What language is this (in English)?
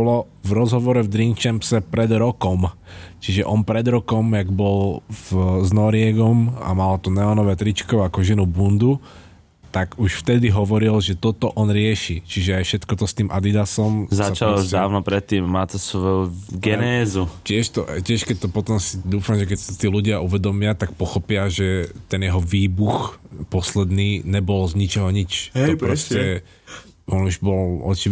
Slovak